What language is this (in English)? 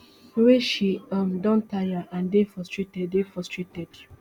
Nigerian Pidgin